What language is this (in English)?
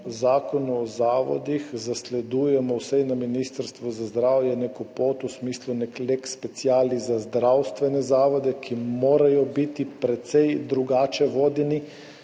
Slovenian